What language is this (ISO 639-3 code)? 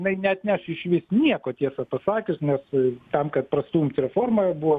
lit